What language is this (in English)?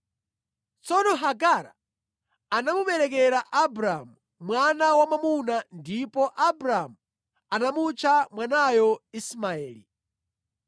Nyanja